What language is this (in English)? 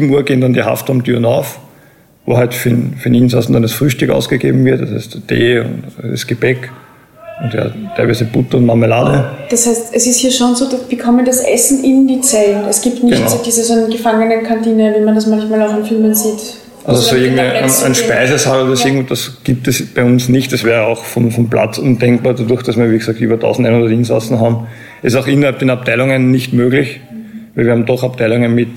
German